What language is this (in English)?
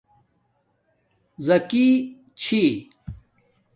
Domaaki